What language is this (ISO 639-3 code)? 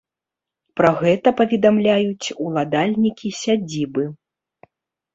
bel